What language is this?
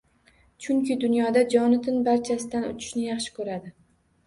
Uzbek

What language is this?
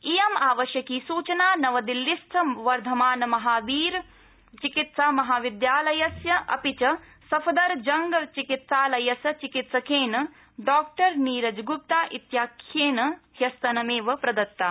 Sanskrit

